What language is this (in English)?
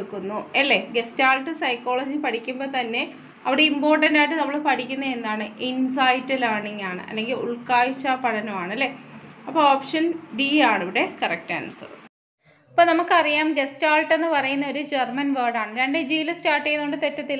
Malayalam